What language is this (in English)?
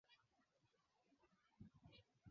Swahili